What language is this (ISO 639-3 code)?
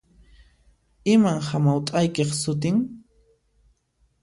qxp